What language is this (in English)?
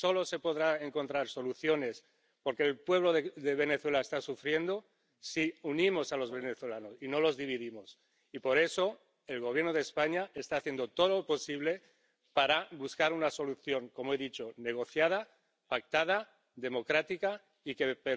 Spanish